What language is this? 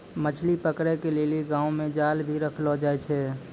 Maithili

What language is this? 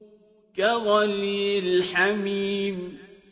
Arabic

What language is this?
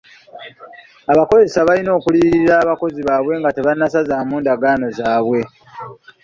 Ganda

